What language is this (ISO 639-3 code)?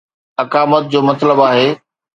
snd